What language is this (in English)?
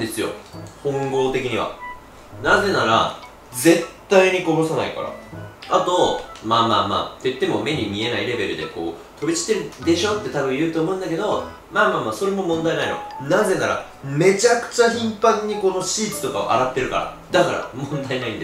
Japanese